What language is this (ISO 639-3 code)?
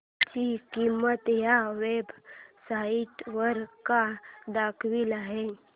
mar